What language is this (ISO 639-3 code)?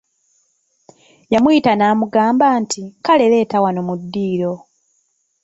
lug